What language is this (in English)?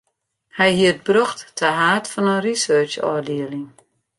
Western Frisian